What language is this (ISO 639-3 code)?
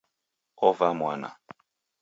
dav